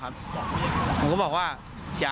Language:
Thai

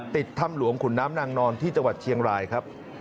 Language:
Thai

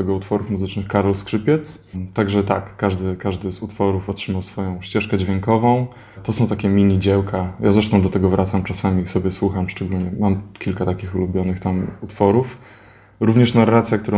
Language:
Polish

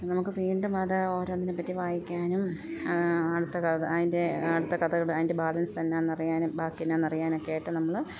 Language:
Malayalam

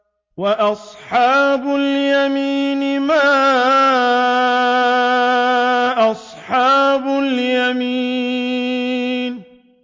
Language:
Arabic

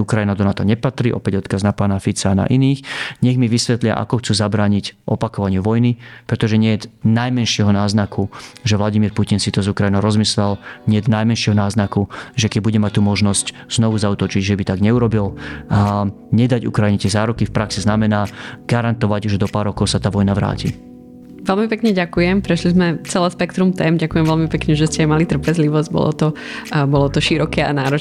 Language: Slovak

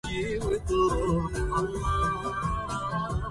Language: Arabic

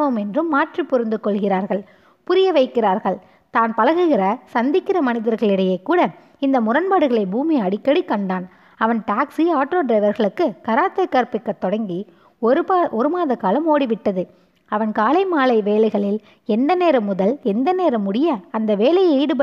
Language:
Tamil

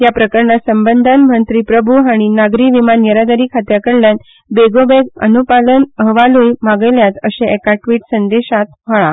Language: Konkani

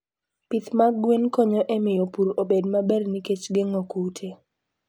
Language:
Luo (Kenya and Tanzania)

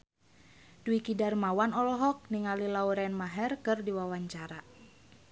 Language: Sundanese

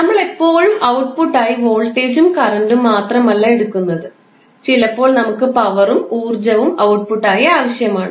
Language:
Malayalam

